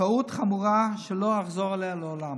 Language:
Hebrew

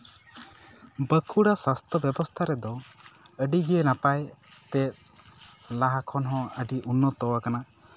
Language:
Santali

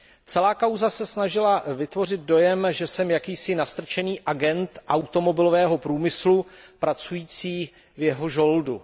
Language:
Czech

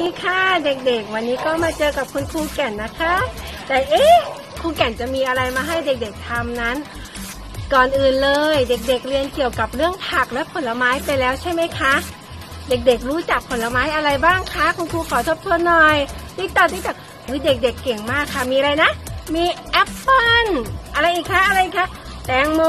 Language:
Thai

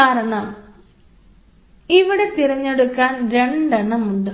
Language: Malayalam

